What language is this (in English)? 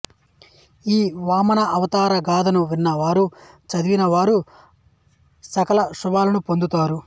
Telugu